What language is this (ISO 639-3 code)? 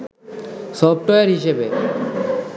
ben